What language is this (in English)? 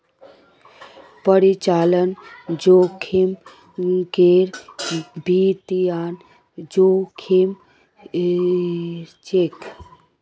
Magahi